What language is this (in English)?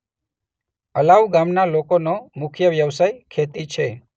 Gujarati